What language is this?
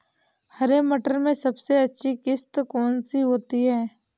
Hindi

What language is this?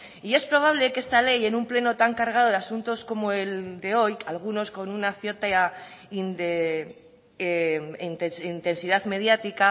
Spanish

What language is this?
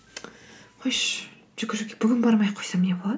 Kazakh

